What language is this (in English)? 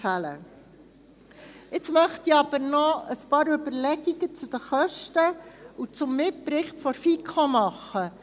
Swiss German